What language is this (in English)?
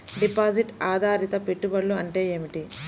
Telugu